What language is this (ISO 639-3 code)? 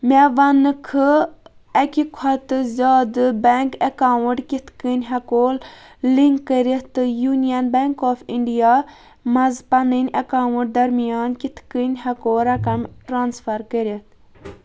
kas